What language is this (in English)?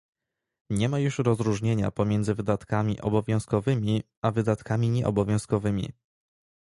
Polish